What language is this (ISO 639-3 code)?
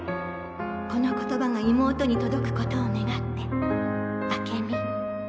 jpn